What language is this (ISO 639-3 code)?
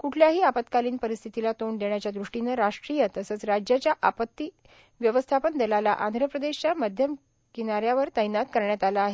mar